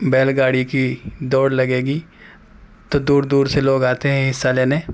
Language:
Urdu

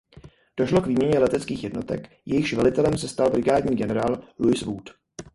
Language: Czech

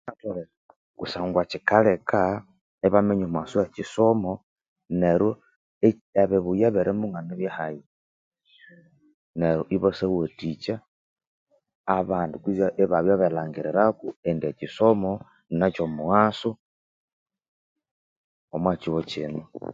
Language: Konzo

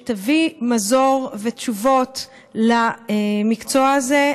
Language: Hebrew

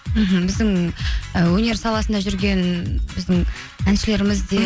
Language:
Kazakh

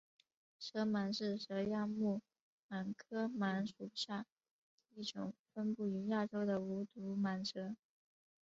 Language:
Chinese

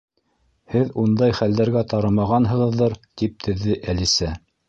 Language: Bashkir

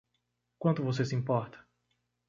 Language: Portuguese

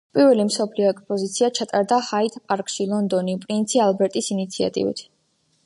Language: Georgian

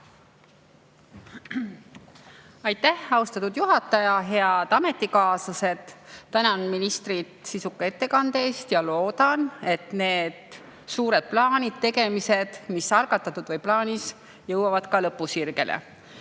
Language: Estonian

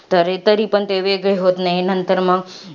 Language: Marathi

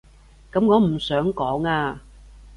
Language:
Cantonese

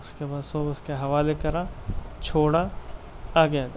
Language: Urdu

